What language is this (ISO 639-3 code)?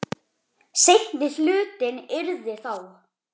isl